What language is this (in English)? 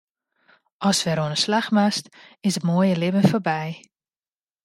Western Frisian